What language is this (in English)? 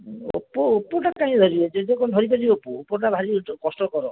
Odia